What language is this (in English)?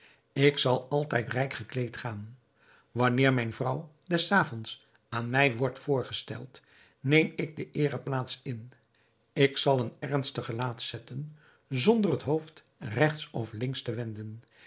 Dutch